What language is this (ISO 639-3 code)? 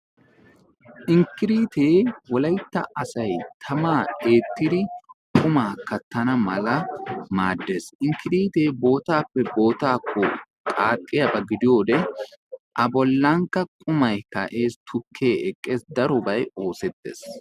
wal